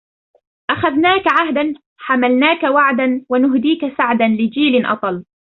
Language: Arabic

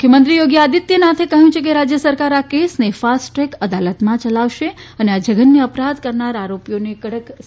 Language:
Gujarati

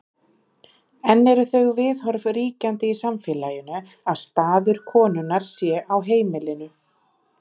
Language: Icelandic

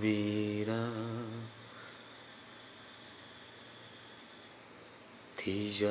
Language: Bangla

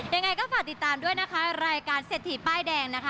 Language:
Thai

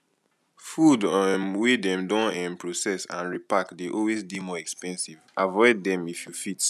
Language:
Nigerian Pidgin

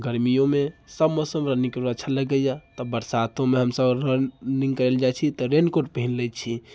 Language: Maithili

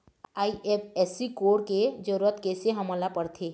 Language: Chhattisgarhi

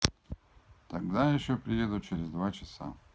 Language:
Russian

